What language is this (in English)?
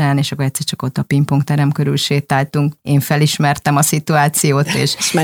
Hungarian